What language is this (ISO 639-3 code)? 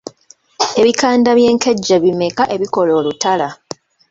lug